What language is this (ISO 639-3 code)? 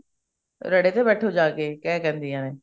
pan